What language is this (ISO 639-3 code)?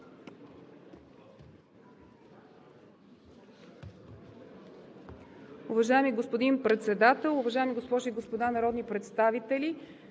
bul